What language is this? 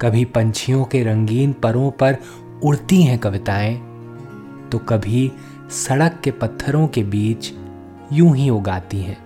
Hindi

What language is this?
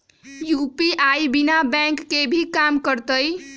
Magahi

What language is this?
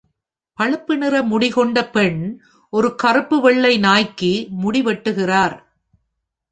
Tamil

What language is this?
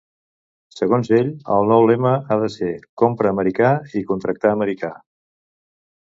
Catalan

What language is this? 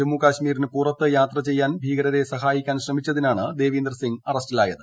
Malayalam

